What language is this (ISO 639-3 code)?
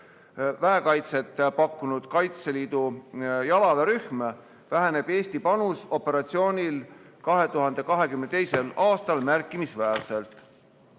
est